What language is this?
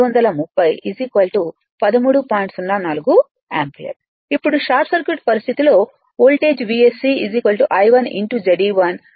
Telugu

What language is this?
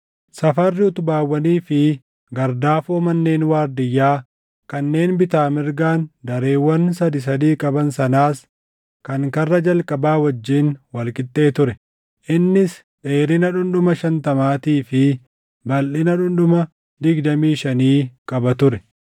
Oromo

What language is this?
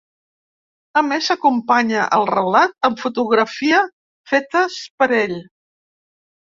Catalan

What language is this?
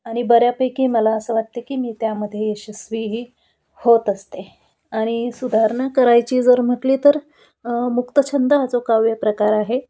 Marathi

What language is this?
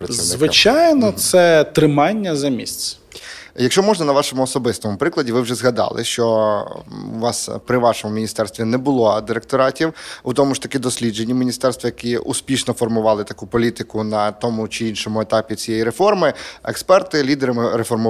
Ukrainian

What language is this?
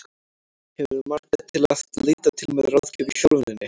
Icelandic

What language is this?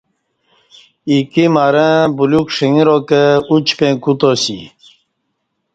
Kati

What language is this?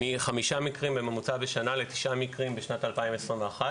Hebrew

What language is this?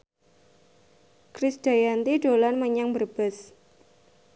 Javanese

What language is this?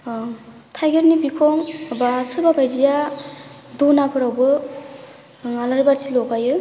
Bodo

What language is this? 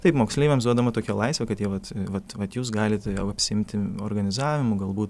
Lithuanian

